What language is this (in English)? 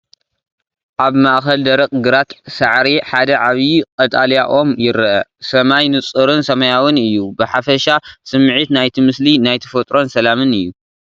Tigrinya